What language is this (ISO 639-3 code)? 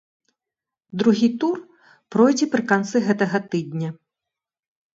bel